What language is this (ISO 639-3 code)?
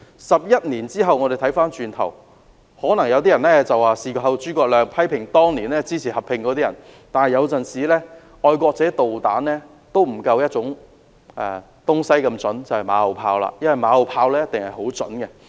yue